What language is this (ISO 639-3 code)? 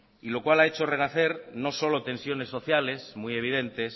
spa